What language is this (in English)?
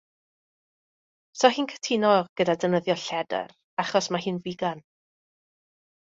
Welsh